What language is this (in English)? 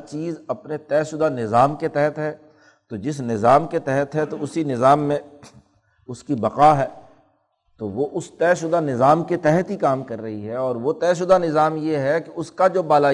Urdu